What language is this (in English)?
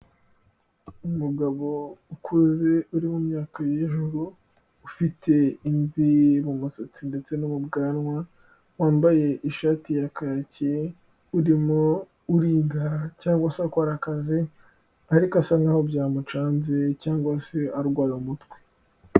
Kinyarwanda